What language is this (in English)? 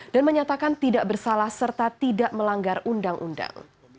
Indonesian